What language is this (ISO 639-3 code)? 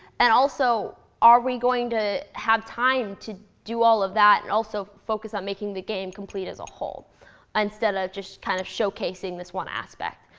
eng